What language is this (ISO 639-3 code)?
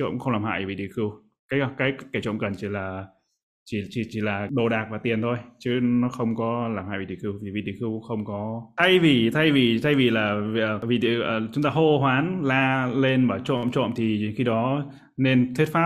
vie